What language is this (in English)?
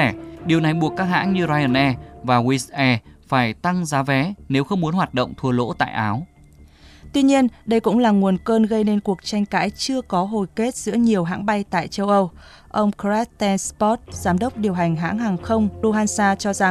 Vietnamese